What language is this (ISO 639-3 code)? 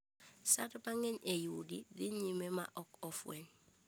luo